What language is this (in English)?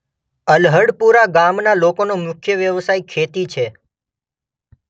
Gujarati